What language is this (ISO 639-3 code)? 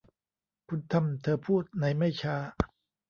tha